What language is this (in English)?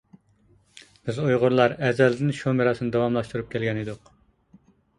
Uyghur